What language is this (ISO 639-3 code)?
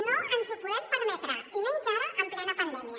cat